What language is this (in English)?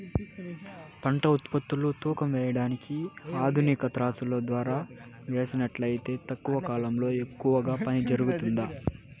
Telugu